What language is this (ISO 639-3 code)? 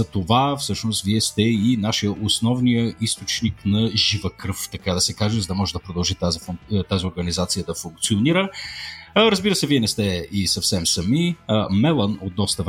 bul